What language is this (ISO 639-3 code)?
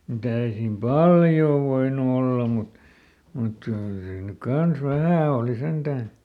fin